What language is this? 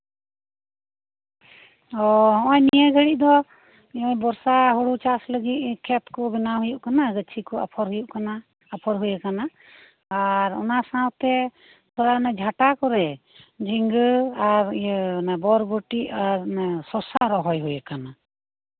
Santali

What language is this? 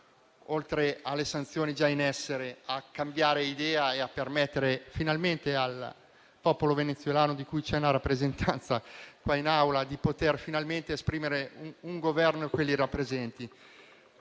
Italian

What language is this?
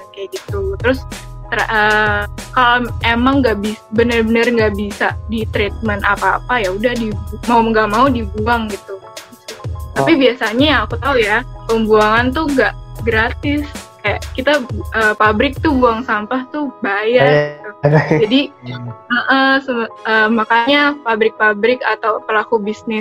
Indonesian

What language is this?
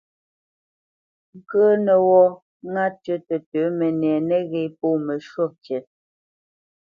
Bamenyam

